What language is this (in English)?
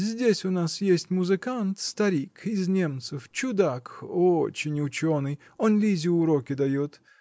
Russian